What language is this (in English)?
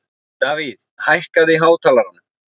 Icelandic